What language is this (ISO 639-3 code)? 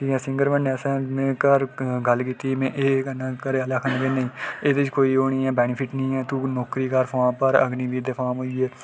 doi